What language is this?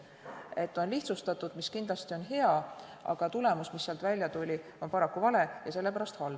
Estonian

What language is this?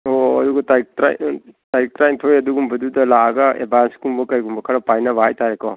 Manipuri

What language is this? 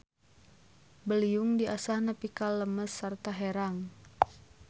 Sundanese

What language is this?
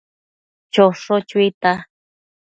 Matsés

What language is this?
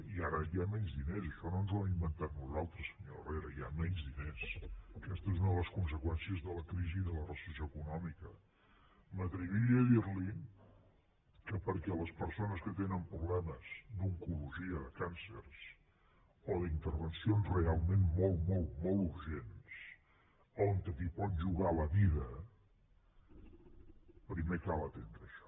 Catalan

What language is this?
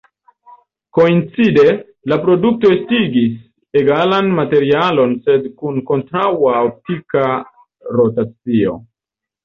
Esperanto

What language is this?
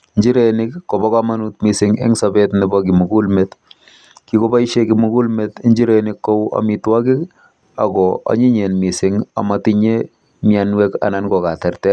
Kalenjin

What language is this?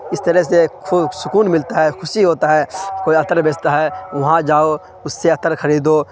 Urdu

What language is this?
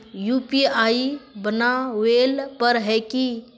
Magahi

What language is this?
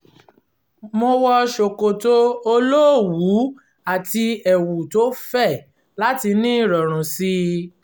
Yoruba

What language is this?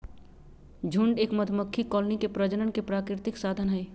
Magahi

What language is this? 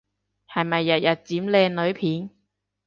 Cantonese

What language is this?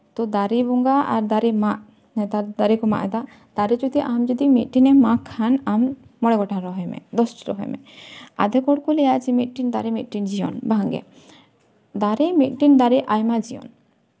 Santali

